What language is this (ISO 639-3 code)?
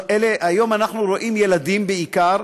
heb